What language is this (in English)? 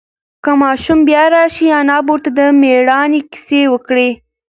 Pashto